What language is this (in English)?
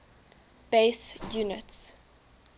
English